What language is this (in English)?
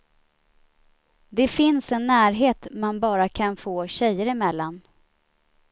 Swedish